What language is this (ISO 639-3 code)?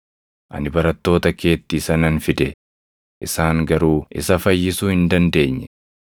orm